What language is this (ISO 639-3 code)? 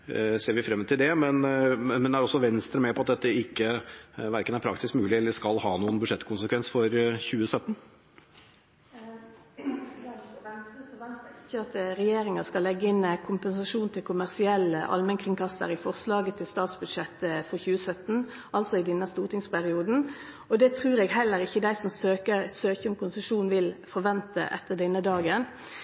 nor